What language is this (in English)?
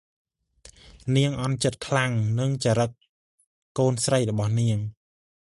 Khmer